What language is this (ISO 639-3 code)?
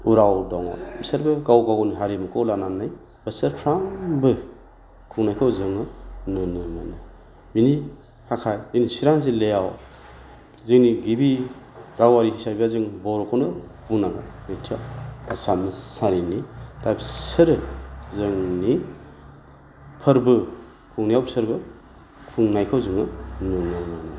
brx